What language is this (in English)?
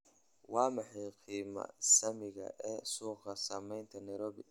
Somali